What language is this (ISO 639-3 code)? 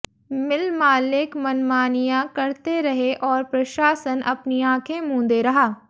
hin